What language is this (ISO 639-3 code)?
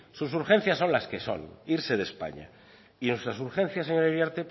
spa